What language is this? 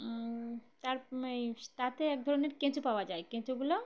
Bangla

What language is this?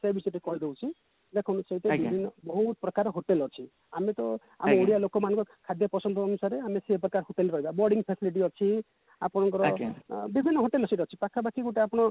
Odia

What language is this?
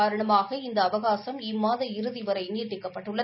Tamil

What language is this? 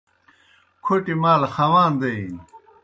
Kohistani Shina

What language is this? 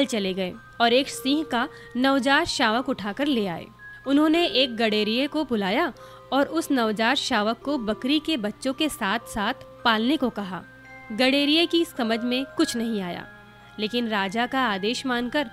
Hindi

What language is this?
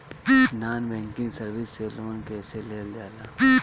Bhojpuri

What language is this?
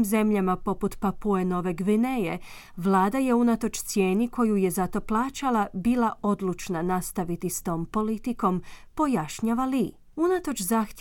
Croatian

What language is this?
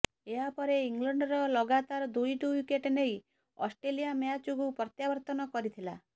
Odia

